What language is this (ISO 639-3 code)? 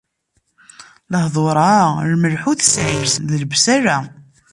kab